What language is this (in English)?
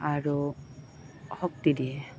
Assamese